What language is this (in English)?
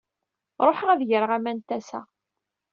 Kabyle